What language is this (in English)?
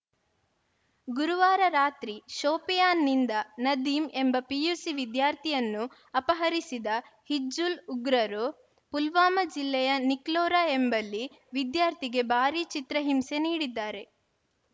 Kannada